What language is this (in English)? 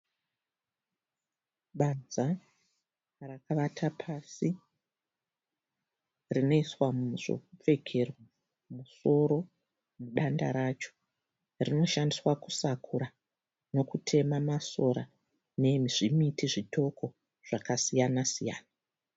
Shona